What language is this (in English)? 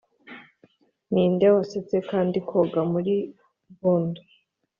Kinyarwanda